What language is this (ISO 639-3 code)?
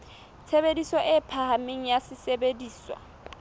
sot